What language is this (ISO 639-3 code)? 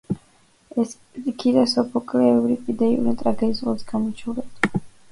kat